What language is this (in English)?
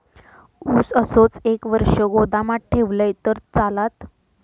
Marathi